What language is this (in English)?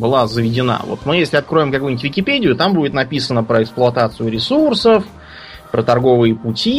Russian